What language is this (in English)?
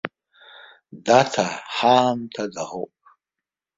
Abkhazian